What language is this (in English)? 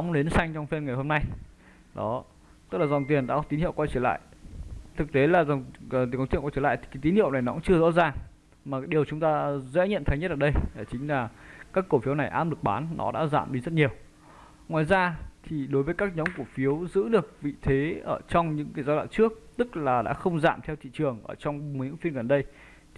Vietnamese